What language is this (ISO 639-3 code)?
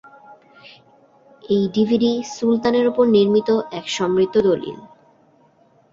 ben